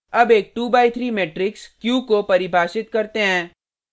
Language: Hindi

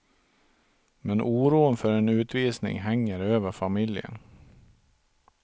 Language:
Swedish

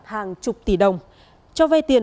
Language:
Vietnamese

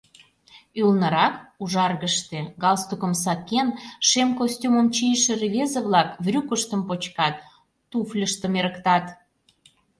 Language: Mari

